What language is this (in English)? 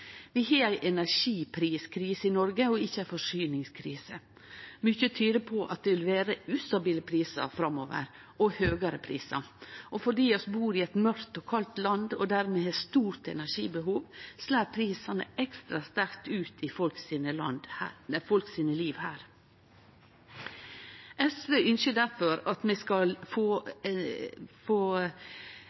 Norwegian Nynorsk